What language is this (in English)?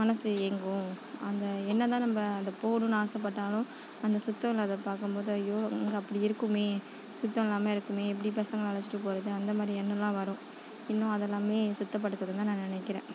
Tamil